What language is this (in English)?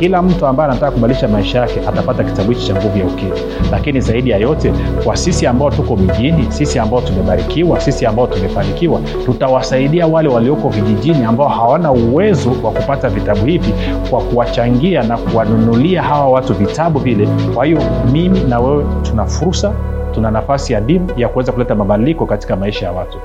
Swahili